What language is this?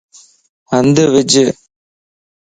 Lasi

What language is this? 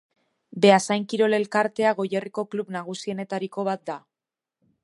Basque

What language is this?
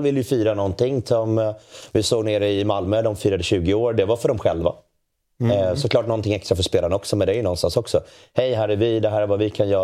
Swedish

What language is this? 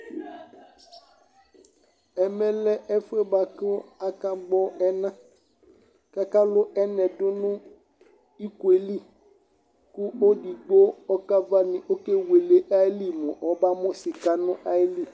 Ikposo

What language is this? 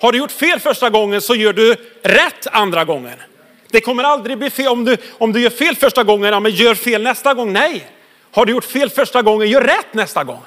Swedish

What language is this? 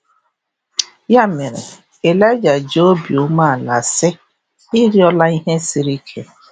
Igbo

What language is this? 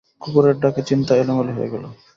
Bangla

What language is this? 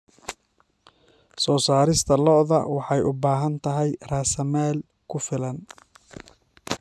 Somali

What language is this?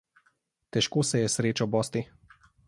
Slovenian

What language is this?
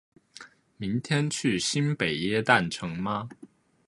Chinese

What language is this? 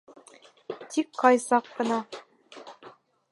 Bashkir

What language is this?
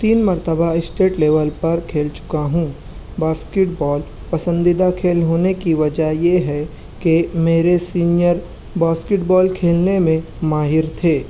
Urdu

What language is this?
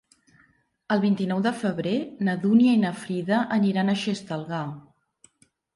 Catalan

